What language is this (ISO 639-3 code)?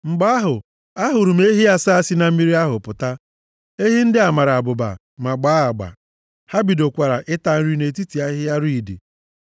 ibo